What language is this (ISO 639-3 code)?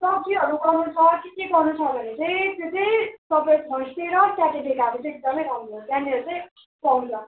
nep